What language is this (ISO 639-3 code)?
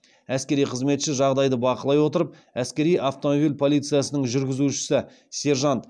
kaz